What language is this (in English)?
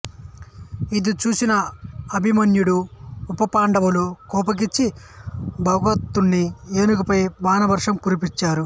Telugu